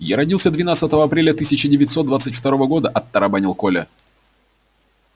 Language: Russian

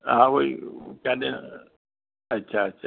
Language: Sindhi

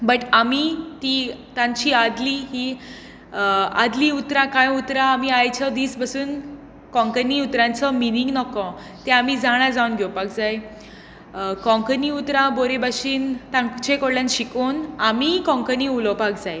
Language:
Konkani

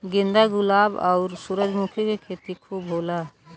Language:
Bhojpuri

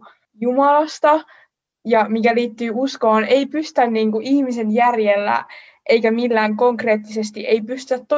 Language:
Finnish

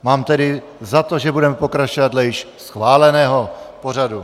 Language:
Czech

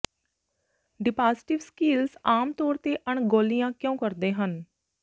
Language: Punjabi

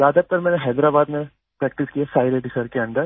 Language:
Hindi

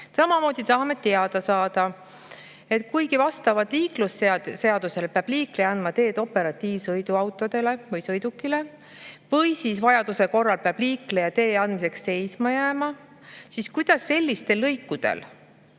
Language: Estonian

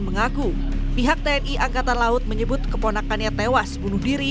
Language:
Indonesian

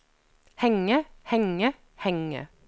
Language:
Norwegian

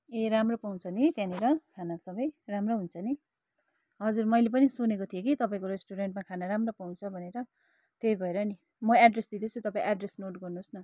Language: Nepali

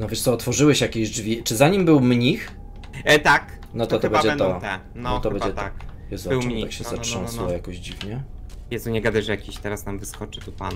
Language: Polish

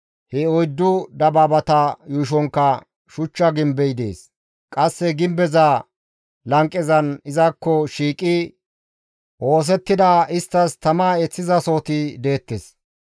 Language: Gamo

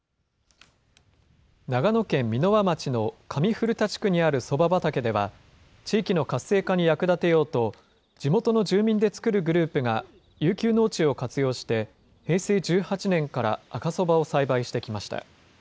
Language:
Japanese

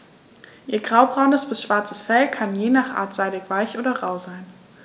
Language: German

